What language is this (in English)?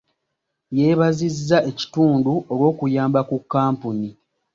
Ganda